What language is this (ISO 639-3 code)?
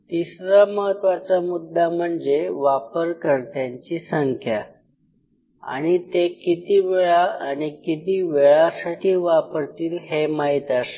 mar